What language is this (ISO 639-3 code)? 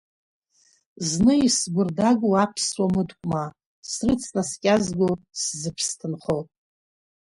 abk